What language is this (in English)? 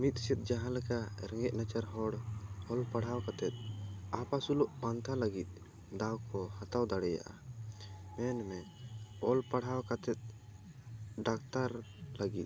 Santali